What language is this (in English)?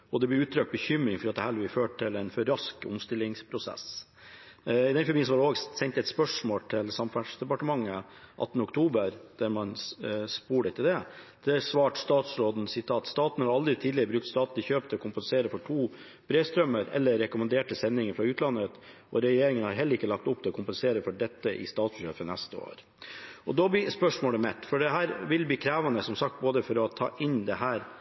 Norwegian Bokmål